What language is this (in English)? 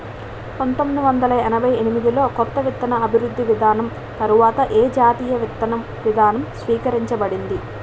Telugu